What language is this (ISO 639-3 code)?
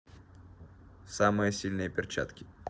rus